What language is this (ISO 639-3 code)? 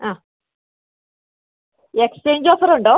mal